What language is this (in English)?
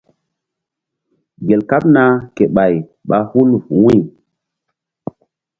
Mbum